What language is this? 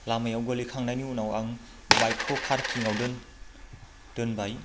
Bodo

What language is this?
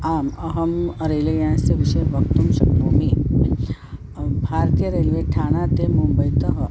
Sanskrit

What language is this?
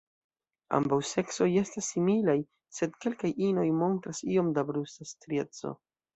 Esperanto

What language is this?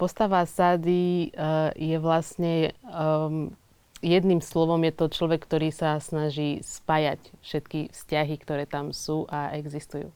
Slovak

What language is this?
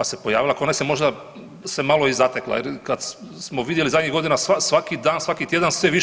Croatian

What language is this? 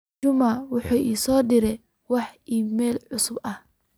Somali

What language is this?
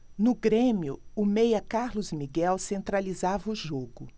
Portuguese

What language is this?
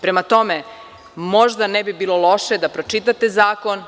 Serbian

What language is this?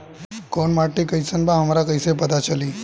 Bhojpuri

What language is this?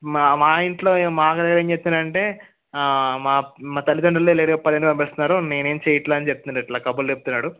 Telugu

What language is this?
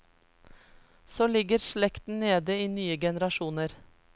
Norwegian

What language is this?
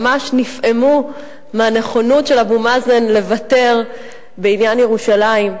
Hebrew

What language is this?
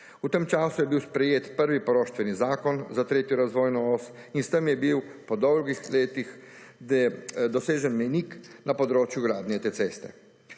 Slovenian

